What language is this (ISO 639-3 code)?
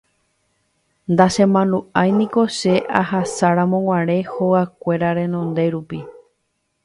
grn